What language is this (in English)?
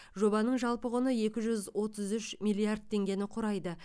Kazakh